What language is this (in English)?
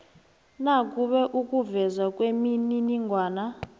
South Ndebele